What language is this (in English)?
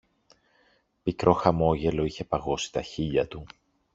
Greek